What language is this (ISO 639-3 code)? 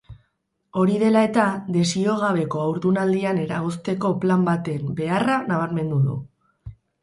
eus